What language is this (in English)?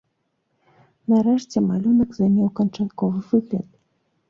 Belarusian